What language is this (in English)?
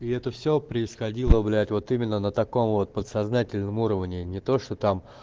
Russian